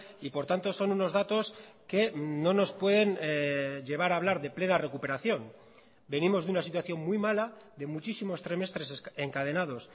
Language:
Spanish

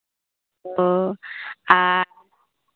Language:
Santali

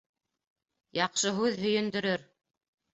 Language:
Bashkir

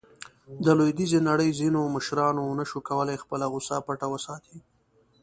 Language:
Pashto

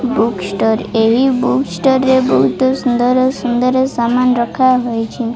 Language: Odia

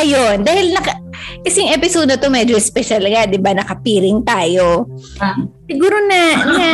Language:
Filipino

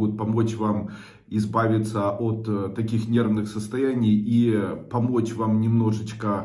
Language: Russian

